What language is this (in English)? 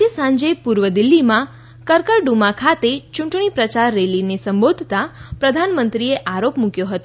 Gujarati